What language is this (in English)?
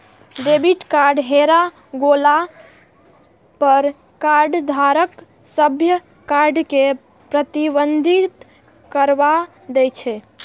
Maithili